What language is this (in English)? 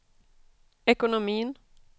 Swedish